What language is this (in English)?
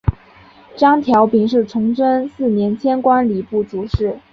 Chinese